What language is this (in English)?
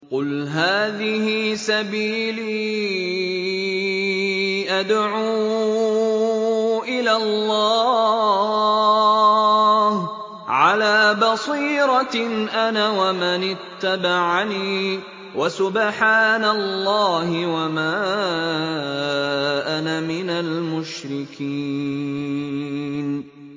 Arabic